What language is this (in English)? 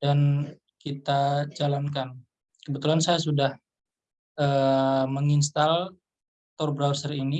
Indonesian